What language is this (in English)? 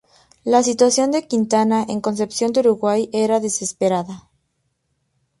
Spanish